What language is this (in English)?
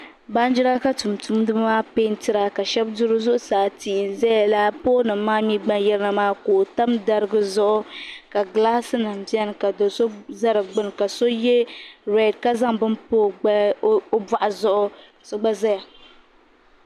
Dagbani